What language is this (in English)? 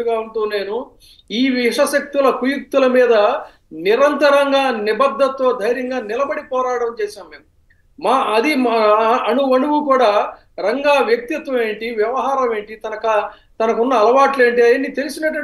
Telugu